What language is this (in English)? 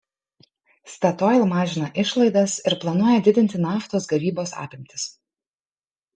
Lithuanian